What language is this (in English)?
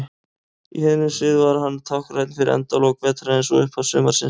Icelandic